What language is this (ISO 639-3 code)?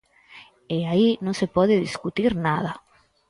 glg